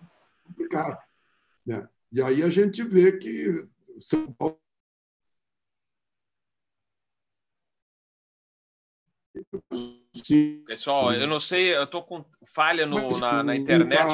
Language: Portuguese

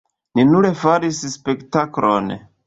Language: Esperanto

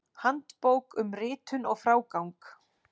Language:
Icelandic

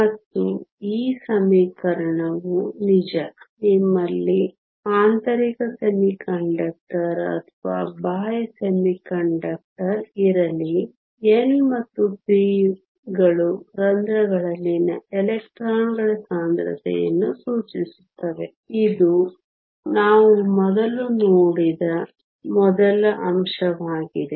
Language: Kannada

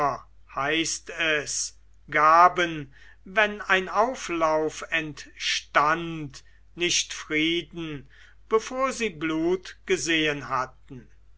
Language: German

